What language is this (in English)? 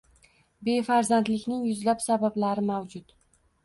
Uzbek